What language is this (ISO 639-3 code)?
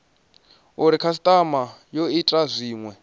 ven